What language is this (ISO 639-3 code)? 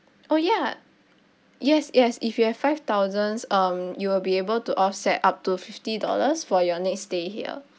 eng